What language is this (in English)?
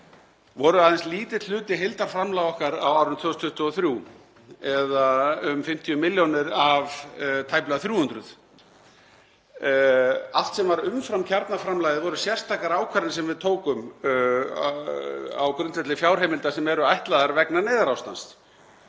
Icelandic